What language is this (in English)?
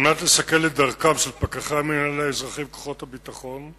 Hebrew